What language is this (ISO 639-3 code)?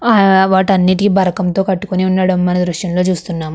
tel